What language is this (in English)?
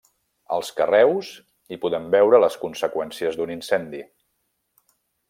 Catalan